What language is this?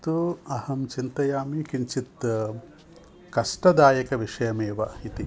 Sanskrit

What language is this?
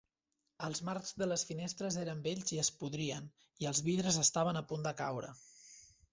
Catalan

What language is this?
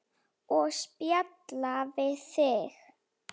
Icelandic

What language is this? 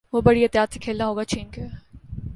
Urdu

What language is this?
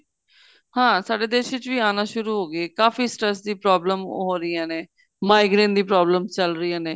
Punjabi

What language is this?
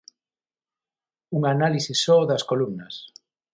Galician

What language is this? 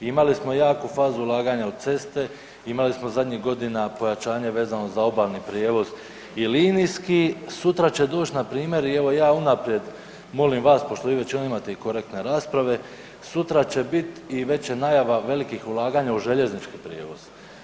Croatian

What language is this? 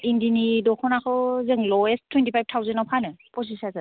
Bodo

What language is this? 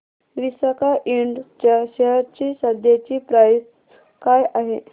Marathi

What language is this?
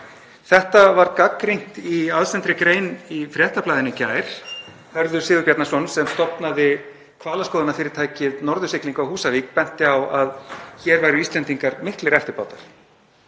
Icelandic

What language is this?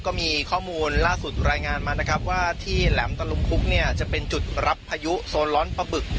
Thai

